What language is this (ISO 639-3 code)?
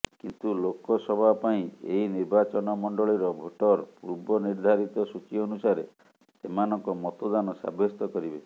ori